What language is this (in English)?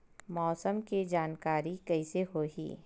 Chhattisgarhi